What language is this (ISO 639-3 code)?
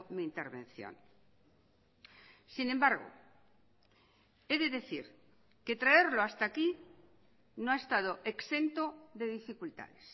spa